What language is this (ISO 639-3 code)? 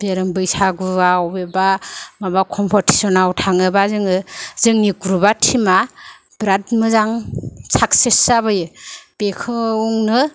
brx